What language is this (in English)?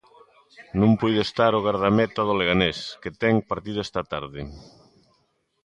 Galician